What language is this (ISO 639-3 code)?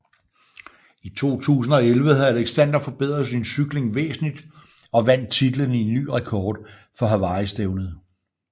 dan